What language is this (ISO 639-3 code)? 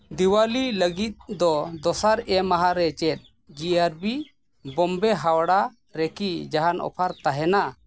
sat